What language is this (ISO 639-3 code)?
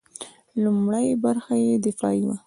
pus